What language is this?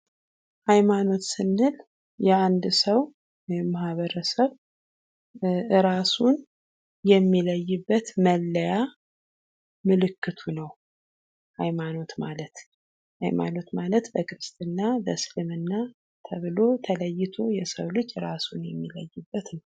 Amharic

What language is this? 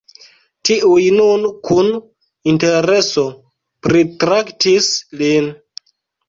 Esperanto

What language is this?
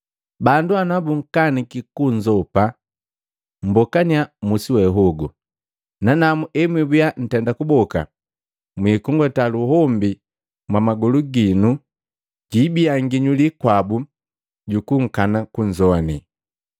Matengo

